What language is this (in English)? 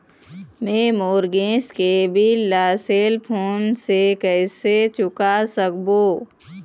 Chhattisgarhi